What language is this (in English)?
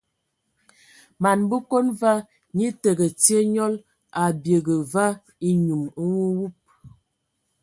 Ewondo